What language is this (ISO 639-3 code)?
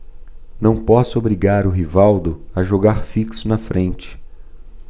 por